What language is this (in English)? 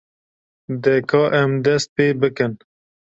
Kurdish